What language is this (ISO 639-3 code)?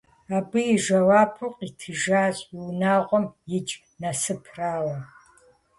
kbd